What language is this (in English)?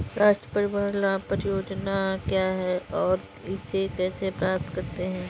Hindi